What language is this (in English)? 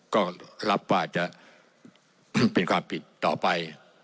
Thai